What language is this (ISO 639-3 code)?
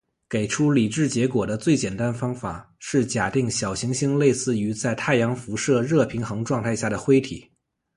zho